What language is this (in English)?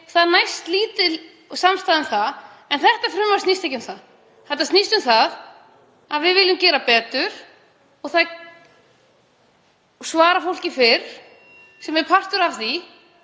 Icelandic